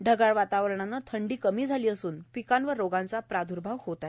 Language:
Marathi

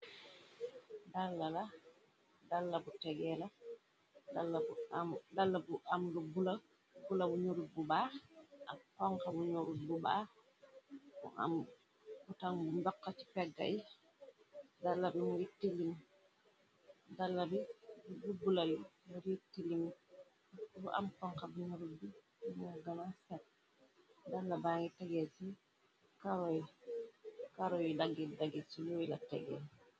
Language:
Wolof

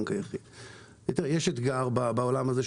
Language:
Hebrew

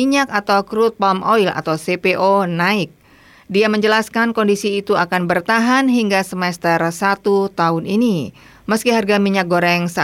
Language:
Indonesian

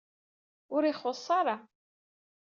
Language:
Kabyle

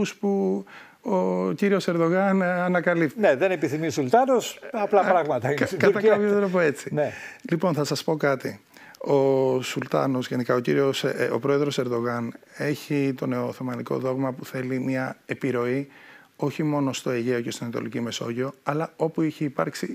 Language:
Greek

